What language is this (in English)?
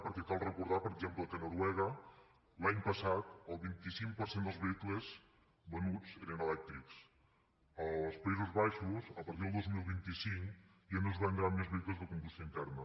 Catalan